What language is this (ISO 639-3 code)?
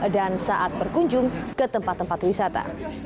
ind